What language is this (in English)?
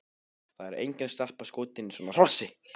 Icelandic